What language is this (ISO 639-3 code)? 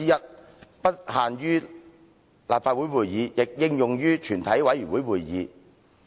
yue